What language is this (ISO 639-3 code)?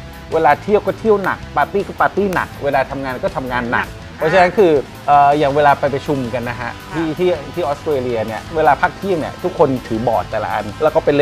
tha